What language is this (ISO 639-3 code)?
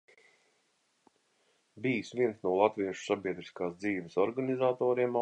lav